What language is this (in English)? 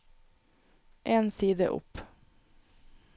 Norwegian